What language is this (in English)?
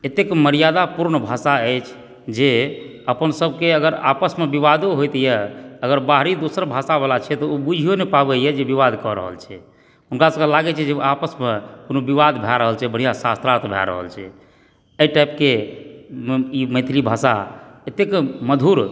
Maithili